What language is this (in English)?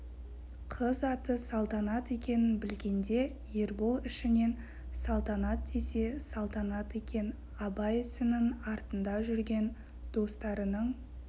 Kazakh